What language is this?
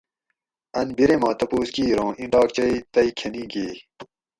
Gawri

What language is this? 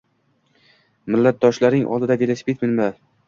Uzbek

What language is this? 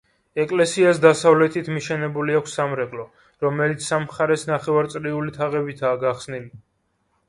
Georgian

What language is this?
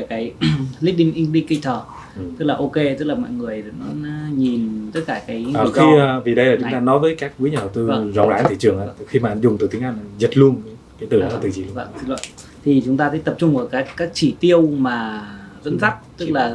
Vietnamese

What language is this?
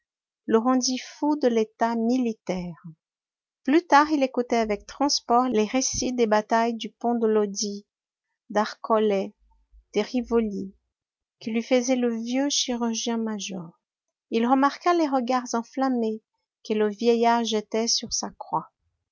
French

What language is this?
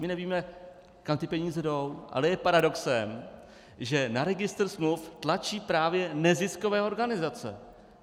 Czech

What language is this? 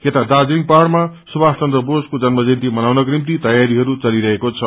Nepali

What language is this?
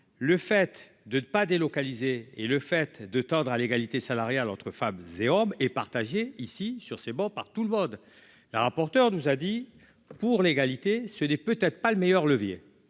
French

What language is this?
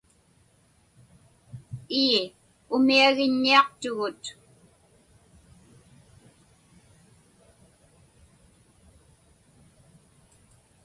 Inupiaq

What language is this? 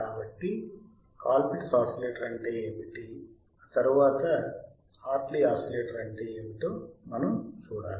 Telugu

